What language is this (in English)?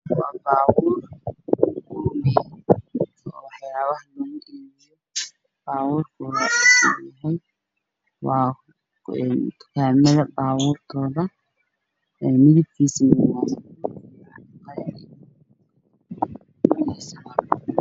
Somali